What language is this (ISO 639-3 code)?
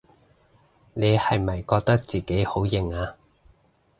yue